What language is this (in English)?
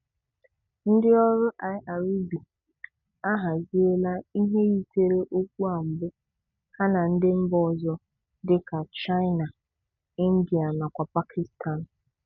Igbo